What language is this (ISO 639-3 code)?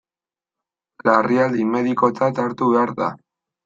eus